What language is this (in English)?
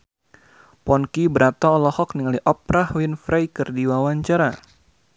Sundanese